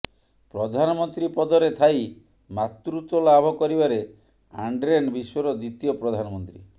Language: Odia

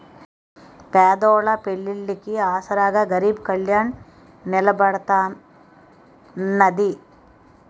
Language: Telugu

